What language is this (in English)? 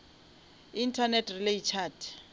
Northern Sotho